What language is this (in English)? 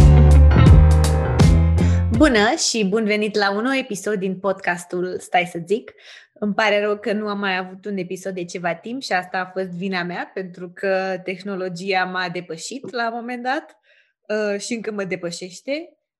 Romanian